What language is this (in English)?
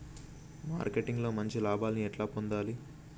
Telugu